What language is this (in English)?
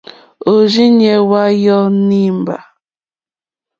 Mokpwe